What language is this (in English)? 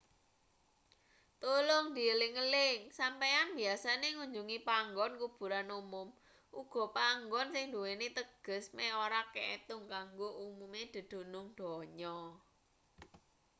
Javanese